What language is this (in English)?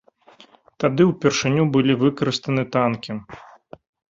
Belarusian